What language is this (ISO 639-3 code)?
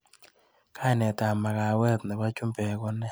kln